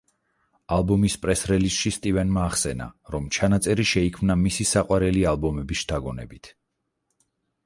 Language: Georgian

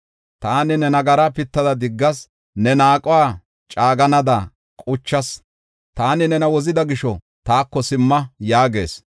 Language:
Gofa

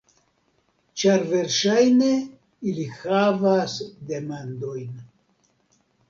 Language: Esperanto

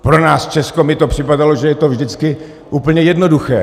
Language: Czech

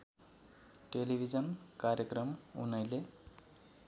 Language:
Nepali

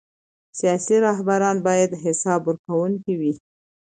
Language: Pashto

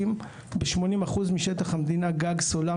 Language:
Hebrew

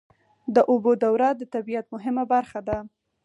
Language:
Pashto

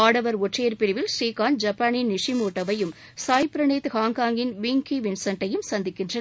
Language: Tamil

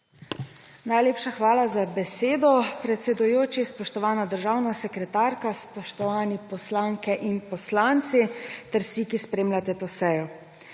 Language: Slovenian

